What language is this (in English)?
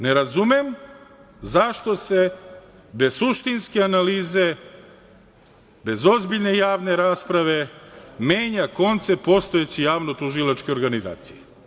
Serbian